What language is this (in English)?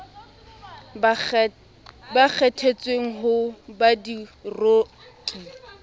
Southern Sotho